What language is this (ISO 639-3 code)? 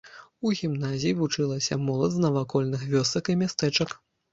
bel